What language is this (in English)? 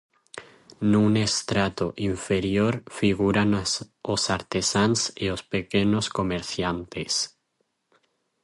Galician